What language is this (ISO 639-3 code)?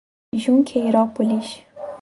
por